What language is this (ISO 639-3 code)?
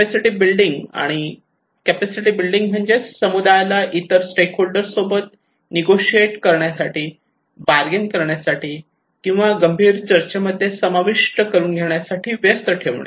mar